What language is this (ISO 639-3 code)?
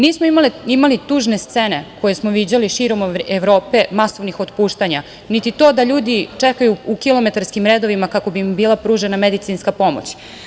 srp